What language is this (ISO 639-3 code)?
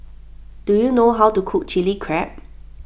eng